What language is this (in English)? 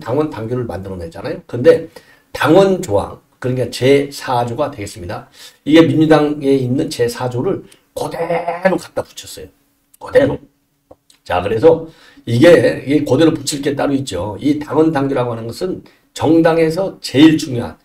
Korean